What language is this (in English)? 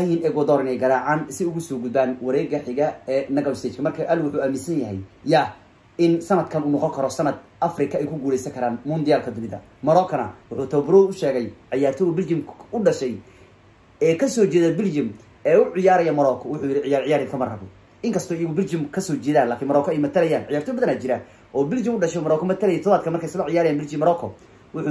Arabic